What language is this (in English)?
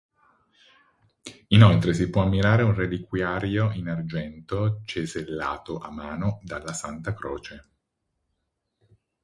Italian